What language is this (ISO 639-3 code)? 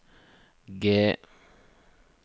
nor